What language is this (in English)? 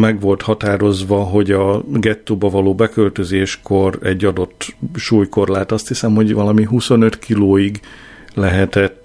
Hungarian